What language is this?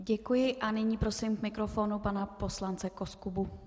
Czech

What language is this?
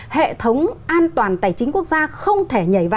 Vietnamese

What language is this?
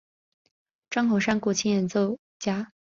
Chinese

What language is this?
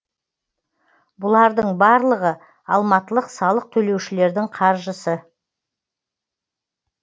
Kazakh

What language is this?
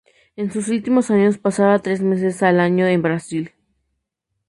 Spanish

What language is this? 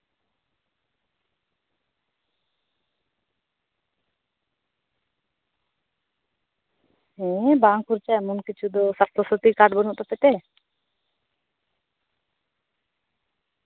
Santali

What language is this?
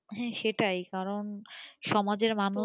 Bangla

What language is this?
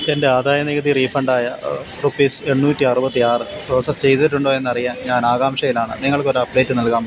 Malayalam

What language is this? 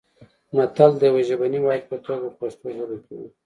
Pashto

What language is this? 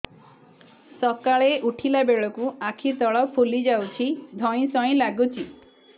Odia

